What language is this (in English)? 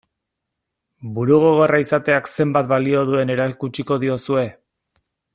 Basque